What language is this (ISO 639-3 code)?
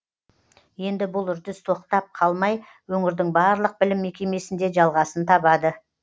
kaz